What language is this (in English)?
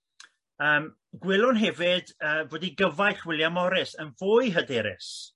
Welsh